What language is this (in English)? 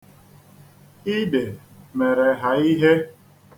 Igbo